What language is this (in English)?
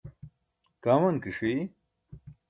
Burushaski